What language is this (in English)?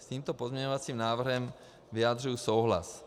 Czech